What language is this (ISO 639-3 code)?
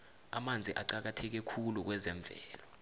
nbl